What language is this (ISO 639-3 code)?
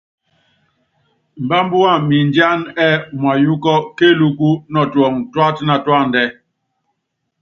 yav